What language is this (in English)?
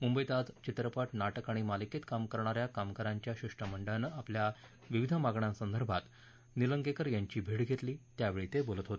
Marathi